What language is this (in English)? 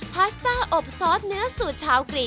Thai